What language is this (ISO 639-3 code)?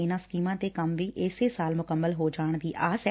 pan